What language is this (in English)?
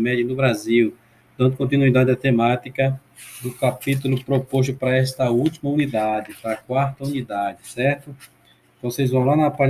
Portuguese